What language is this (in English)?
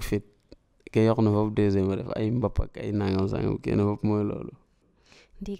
French